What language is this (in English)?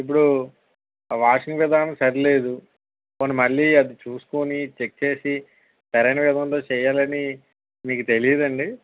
Telugu